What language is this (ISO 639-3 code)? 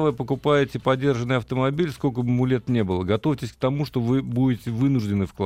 rus